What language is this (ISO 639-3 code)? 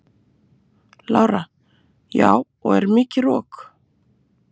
isl